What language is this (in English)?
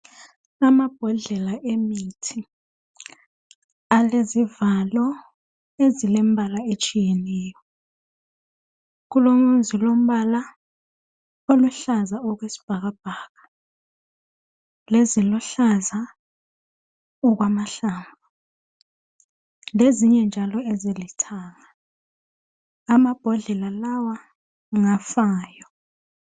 North Ndebele